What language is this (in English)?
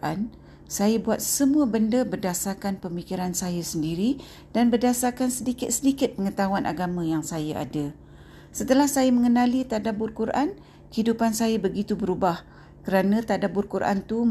Malay